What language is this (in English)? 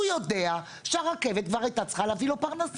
Hebrew